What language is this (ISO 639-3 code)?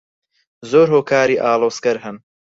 ckb